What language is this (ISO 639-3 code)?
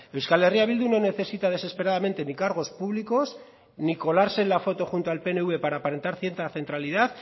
spa